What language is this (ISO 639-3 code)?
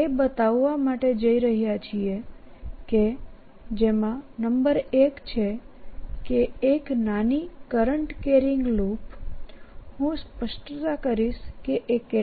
guj